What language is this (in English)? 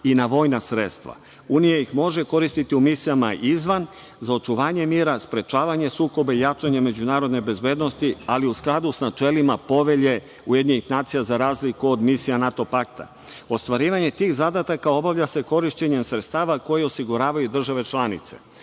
Serbian